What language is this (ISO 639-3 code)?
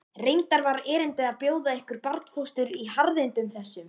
isl